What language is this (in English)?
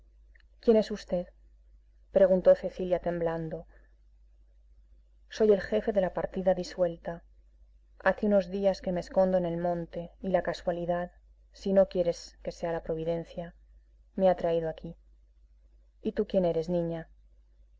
Spanish